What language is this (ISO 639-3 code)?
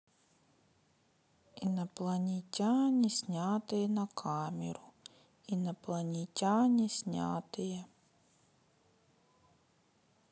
rus